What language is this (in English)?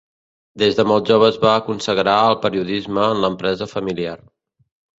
Catalan